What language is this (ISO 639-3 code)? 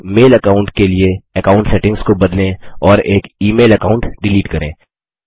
hin